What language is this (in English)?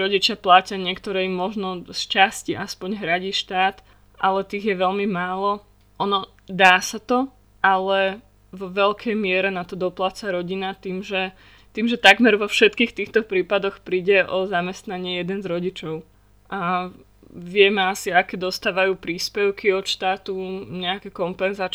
Slovak